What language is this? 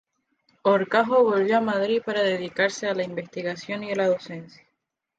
Spanish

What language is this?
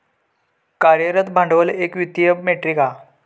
Marathi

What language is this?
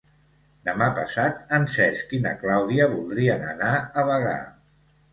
Catalan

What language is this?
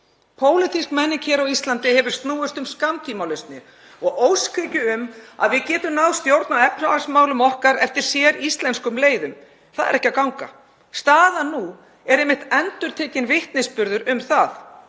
Icelandic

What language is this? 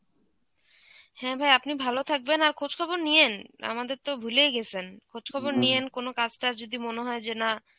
Bangla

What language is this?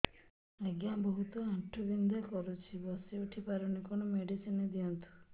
Odia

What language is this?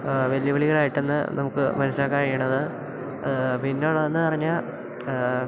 Malayalam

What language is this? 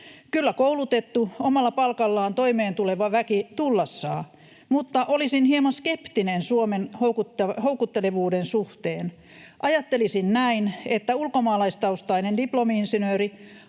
Finnish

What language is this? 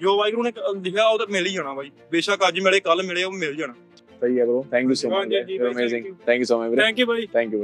Punjabi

